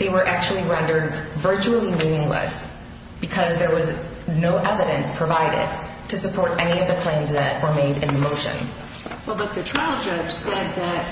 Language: English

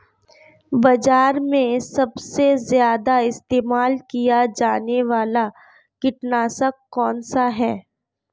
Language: Hindi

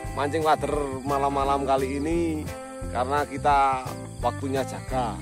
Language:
Indonesian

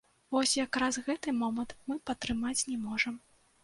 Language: Belarusian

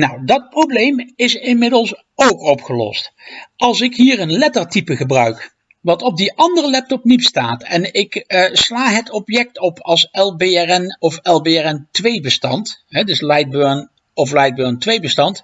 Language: Dutch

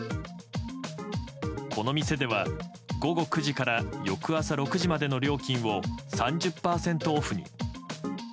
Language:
Japanese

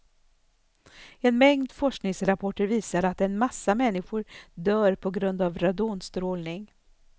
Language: Swedish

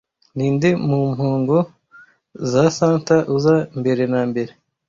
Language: Kinyarwanda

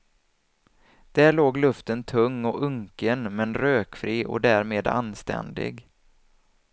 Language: Swedish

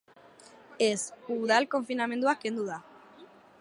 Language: Basque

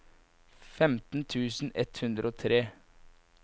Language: Norwegian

